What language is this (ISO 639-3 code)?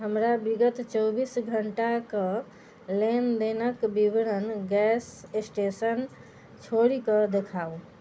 mai